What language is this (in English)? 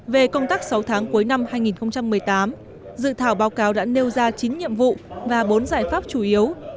Vietnamese